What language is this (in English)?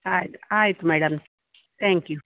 Kannada